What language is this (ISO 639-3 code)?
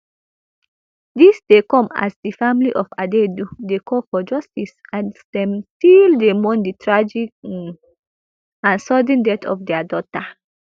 pcm